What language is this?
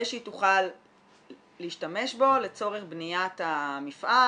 Hebrew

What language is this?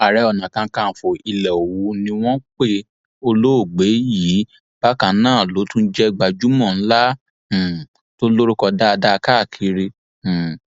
Yoruba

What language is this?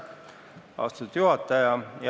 Estonian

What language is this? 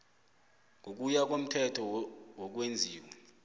South Ndebele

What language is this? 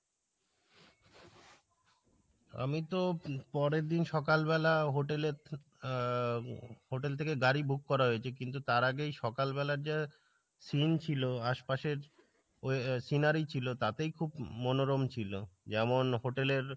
Bangla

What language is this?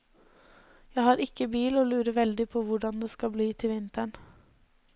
Norwegian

